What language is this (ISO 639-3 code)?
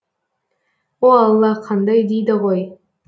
kaz